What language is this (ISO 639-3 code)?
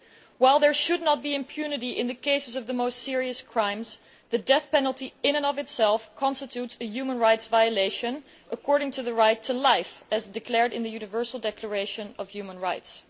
eng